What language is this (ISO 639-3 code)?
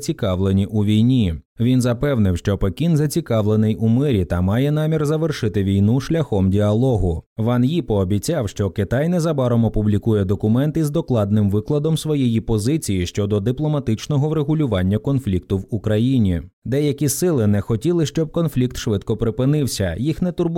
ukr